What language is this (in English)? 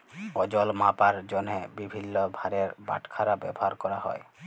Bangla